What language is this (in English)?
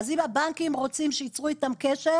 Hebrew